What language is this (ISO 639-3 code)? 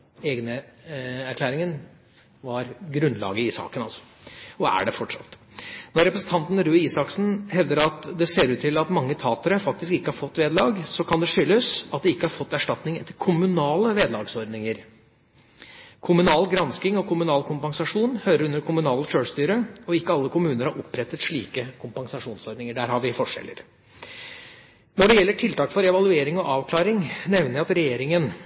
nob